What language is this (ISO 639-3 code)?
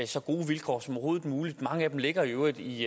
dan